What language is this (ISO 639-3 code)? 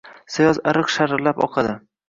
uzb